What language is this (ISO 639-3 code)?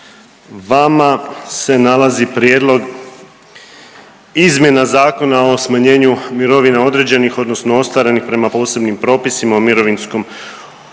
hrv